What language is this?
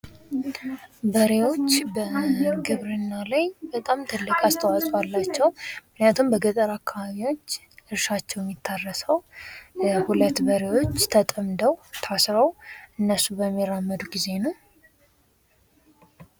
Amharic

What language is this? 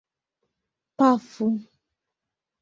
Esperanto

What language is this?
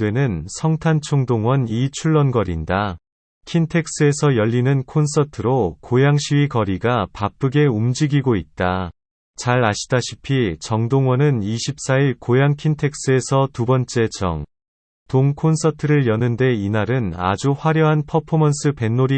Korean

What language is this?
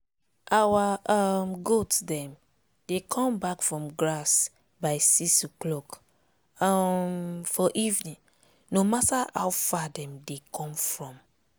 Nigerian Pidgin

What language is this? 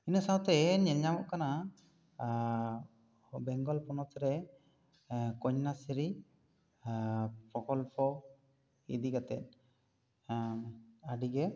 Santali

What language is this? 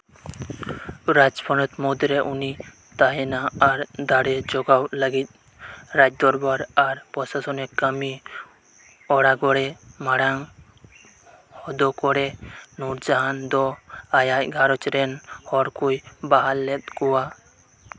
Santali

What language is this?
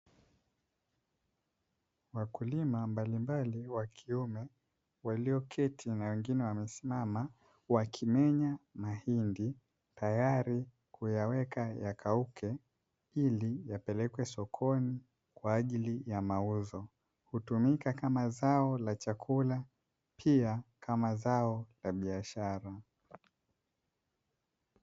Swahili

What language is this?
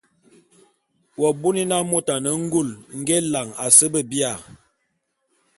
Bulu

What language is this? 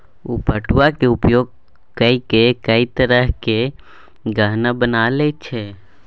Maithili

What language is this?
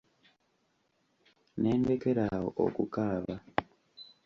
Ganda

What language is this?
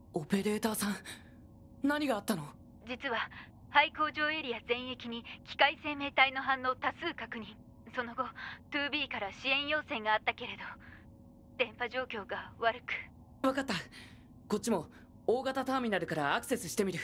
Japanese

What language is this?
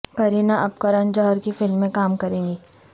Urdu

